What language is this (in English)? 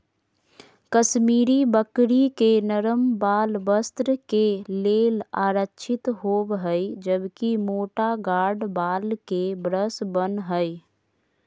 Magahi